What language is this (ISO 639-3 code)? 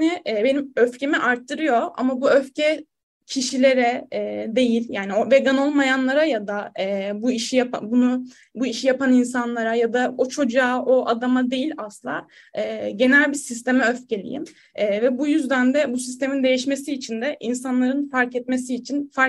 tur